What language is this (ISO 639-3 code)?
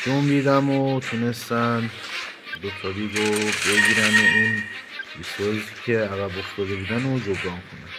fas